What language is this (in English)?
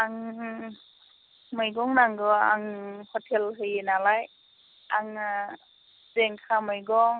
Bodo